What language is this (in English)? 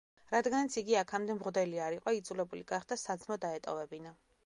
Georgian